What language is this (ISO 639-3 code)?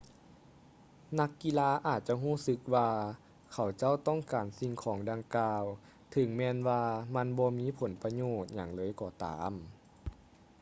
lao